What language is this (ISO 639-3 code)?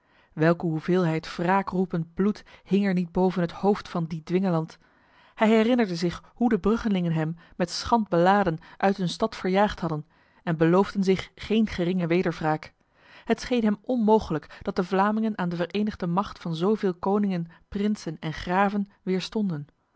nld